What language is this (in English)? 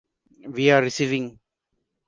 English